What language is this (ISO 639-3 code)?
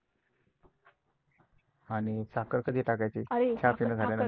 mar